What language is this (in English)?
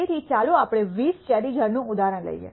Gujarati